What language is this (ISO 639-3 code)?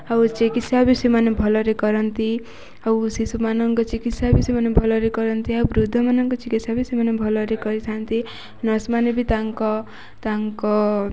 ori